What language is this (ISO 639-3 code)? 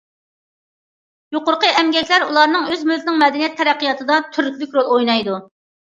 uig